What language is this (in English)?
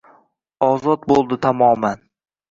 Uzbek